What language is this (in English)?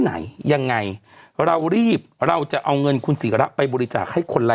Thai